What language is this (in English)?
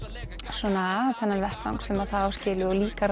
Icelandic